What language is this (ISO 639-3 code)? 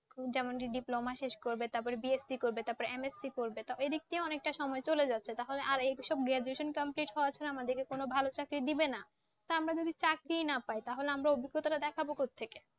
ben